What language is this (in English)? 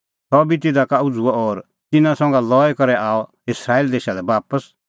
Kullu Pahari